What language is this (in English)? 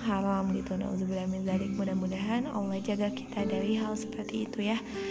Indonesian